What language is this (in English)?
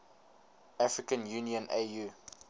English